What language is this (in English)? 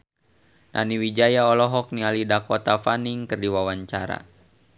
Sundanese